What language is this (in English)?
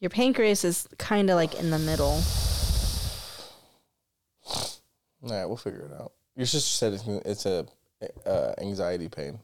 English